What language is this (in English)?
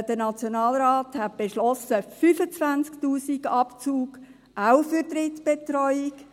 Swiss German